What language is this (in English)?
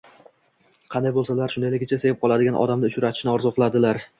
Uzbek